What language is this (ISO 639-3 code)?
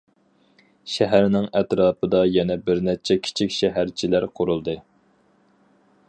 uig